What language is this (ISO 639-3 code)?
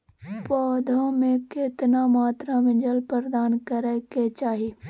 mai